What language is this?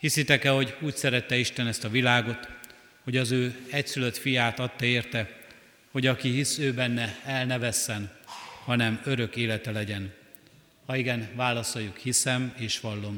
Hungarian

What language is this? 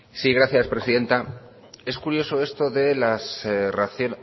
Spanish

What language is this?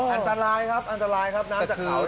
Thai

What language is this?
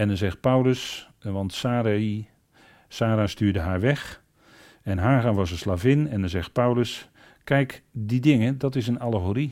Dutch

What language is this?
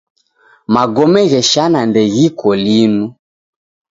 Taita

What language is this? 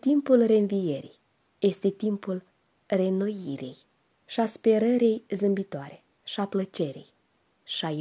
Romanian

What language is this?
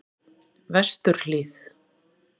Icelandic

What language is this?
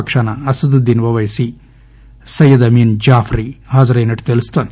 Telugu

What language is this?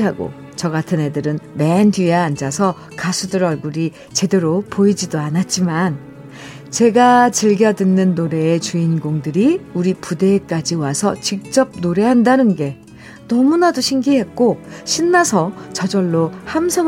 Korean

